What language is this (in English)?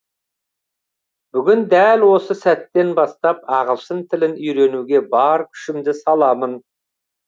Kazakh